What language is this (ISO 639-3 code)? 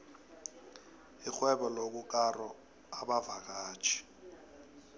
nbl